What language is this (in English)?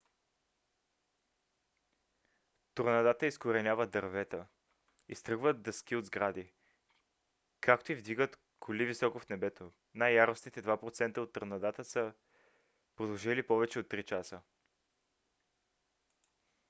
Bulgarian